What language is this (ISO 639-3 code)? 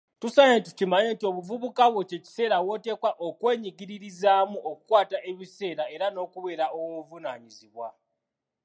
lug